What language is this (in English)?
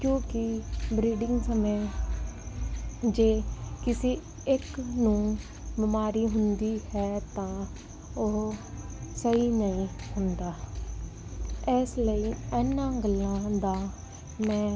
Punjabi